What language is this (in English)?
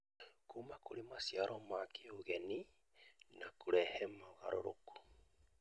Kikuyu